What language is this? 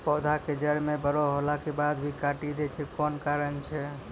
Maithili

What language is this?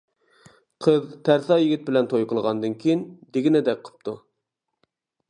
Uyghur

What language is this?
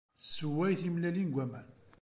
Kabyle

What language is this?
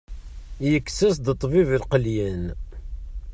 Kabyle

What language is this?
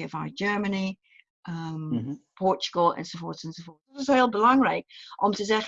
Dutch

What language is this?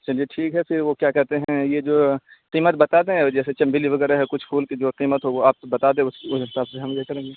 Urdu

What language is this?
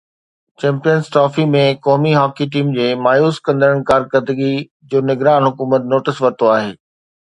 Sindhi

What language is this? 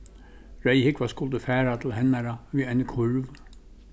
Faroese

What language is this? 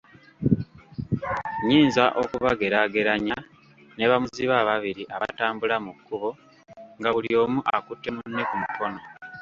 Ganda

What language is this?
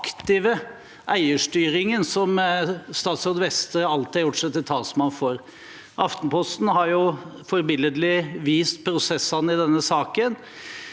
Norwegian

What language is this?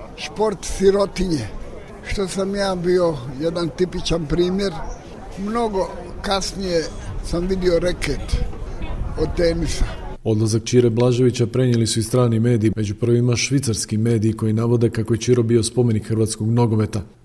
Croatian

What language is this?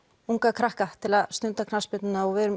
Icelandic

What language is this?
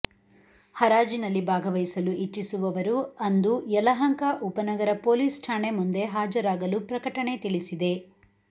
Kannada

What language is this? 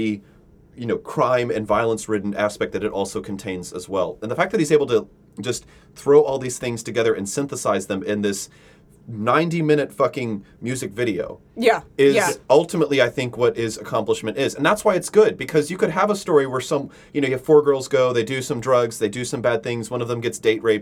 English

